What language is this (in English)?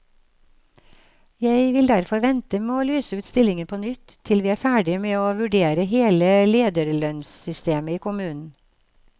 Norwegian